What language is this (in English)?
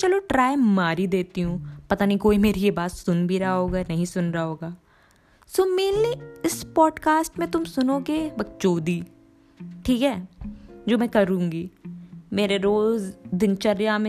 Hindi